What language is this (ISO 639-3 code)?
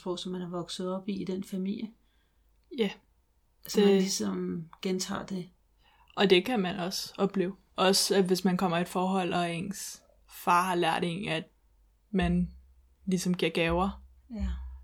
dan